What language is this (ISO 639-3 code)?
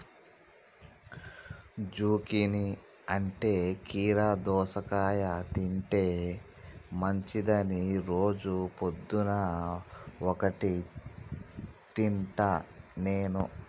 tel